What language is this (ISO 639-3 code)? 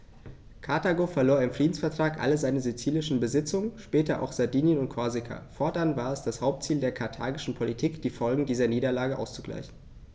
deu